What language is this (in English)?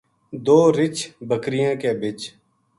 Gujari